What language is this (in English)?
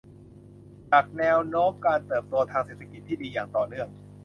Thai